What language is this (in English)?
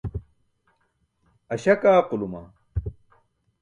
Burushaski